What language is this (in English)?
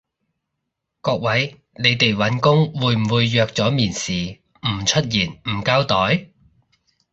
Cantonese